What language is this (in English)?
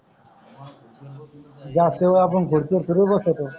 Marathi